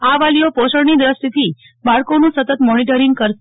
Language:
Gujarati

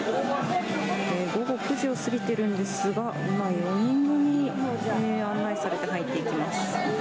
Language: Japanese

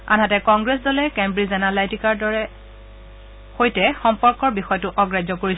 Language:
Assamese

